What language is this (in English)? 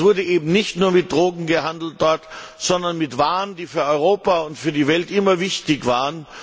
German